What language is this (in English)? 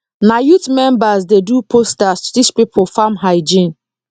Nigerian Pidgin